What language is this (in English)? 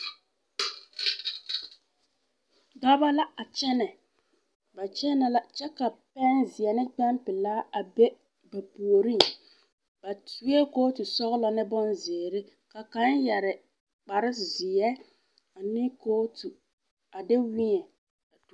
Southern Dagaare